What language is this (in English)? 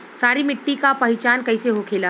Bhojpuri